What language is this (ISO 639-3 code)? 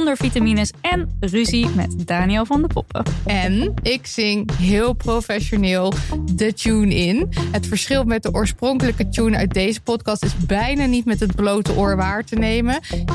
nld